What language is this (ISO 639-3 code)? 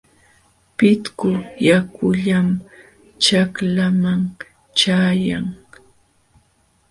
qxw